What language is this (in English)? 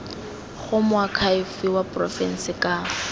Tswana